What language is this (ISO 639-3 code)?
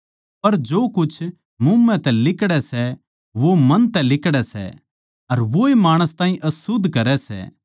bgc